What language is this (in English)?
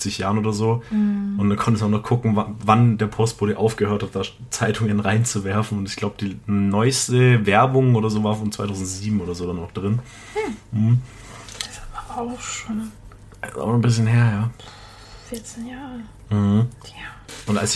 German